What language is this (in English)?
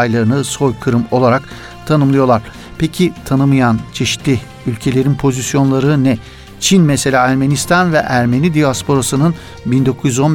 Turkish